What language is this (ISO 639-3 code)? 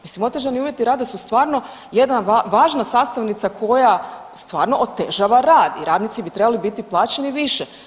hrv